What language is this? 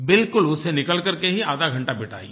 Hindi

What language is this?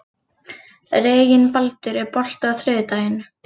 Icelandic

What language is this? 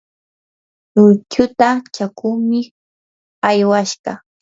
Yanahuanca Pasco Quechua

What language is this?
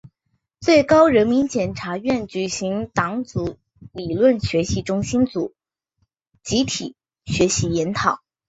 Chinese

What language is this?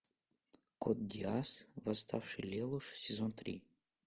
Russian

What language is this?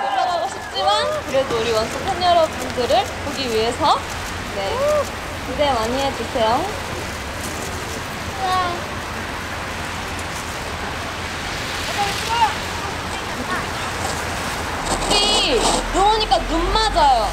Korean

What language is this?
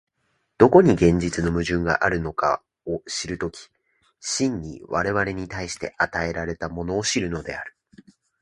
Japanese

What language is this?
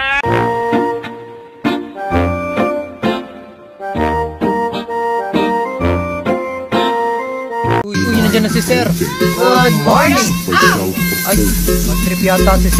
Filipino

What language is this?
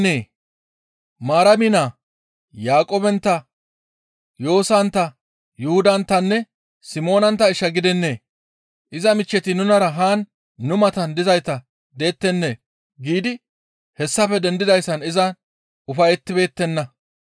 Gamo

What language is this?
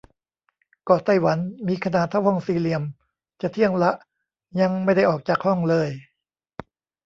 Thai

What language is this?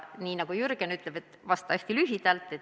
Estonian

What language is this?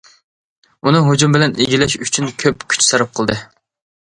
Uyghur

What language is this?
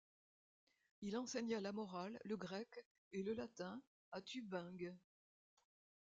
French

